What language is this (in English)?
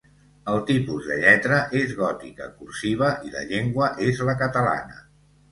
Catalan